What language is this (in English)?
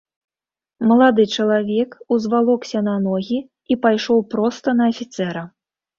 Belarusian